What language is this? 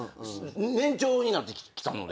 Japanese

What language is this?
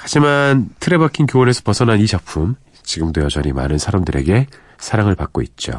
Korean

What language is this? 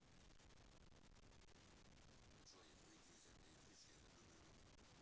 Russian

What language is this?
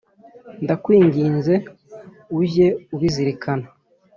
Kinyarwanda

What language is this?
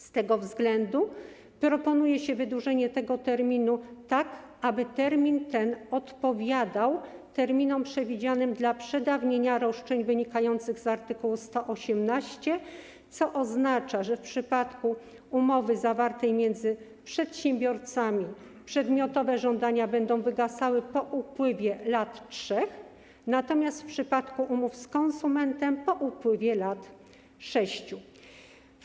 Polish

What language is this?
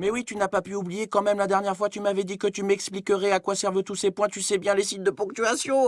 French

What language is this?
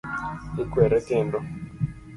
Luo (Kenya and Tanzania)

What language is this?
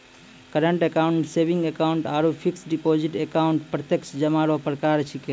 Maithili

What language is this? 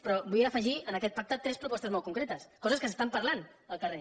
Catalan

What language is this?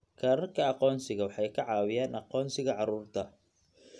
Somali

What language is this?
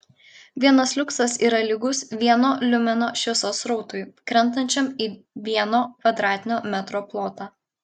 Lithuanian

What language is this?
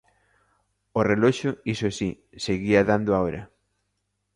Galician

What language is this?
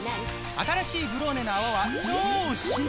Japanese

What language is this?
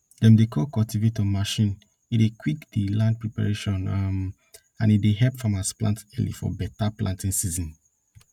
Nigerian Pidgin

